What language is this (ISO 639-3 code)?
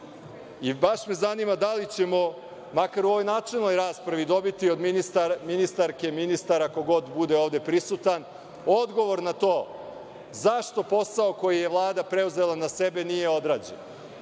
srp